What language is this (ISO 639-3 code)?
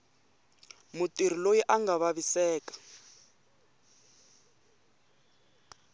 tso